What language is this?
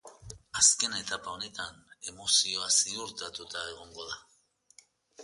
Basque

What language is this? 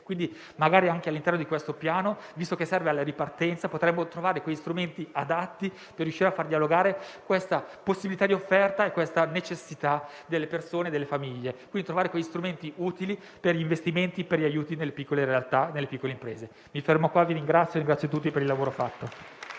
Italian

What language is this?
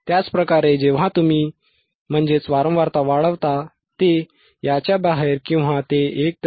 Marathi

